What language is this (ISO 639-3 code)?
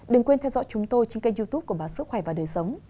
vie